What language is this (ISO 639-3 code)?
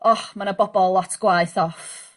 cym